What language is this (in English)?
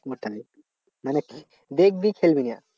Bangla